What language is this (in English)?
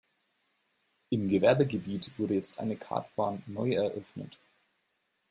German